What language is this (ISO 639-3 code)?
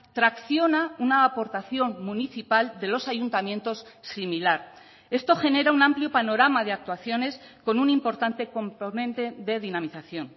spa